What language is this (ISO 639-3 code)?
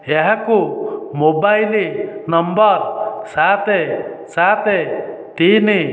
ori